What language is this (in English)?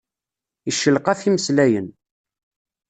Kabyle